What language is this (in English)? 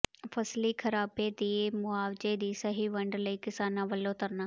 Punjabi